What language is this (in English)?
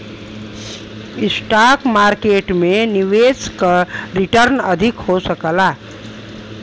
Bhojpuri